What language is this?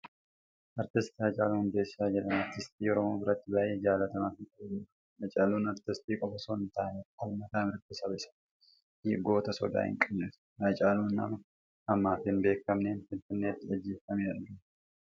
Oromo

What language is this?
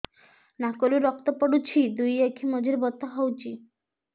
Odia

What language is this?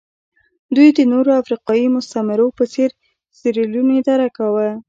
Pashto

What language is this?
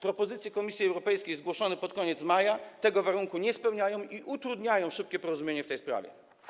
Polish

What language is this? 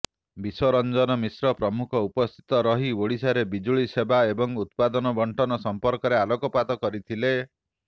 Odia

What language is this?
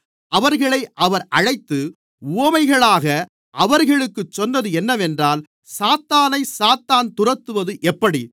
Tamil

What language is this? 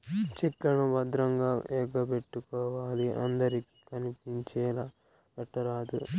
Telugu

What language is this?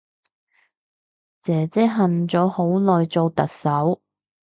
Cantonese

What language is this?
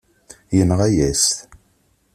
Kabyle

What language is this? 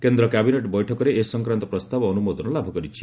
Odia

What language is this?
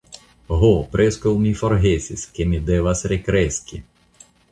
Esperanto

